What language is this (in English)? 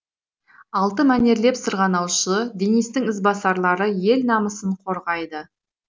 Kazakh